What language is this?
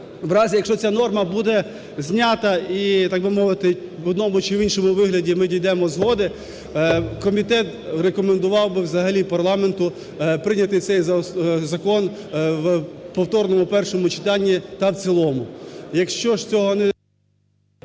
Ukrainian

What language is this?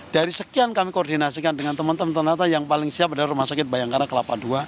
Indonesian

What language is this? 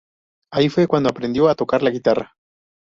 Spanish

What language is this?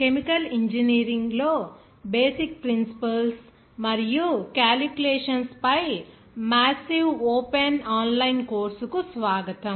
Telugu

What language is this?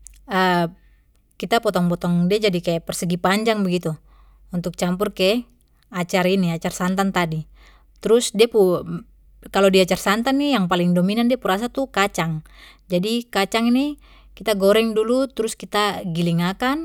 Papuan Malay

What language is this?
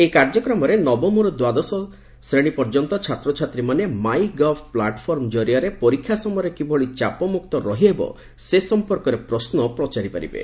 Odia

